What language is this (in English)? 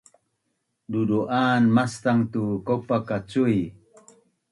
Bunun